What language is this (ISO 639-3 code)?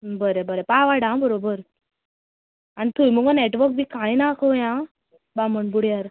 kok